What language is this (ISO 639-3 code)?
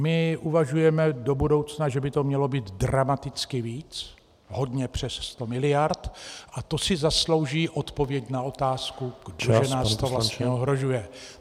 ces